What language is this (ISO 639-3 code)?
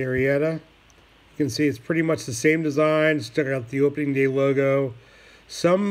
eng